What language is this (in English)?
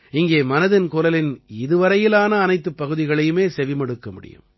Tamil